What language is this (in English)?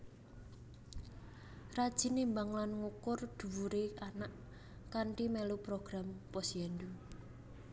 Javanese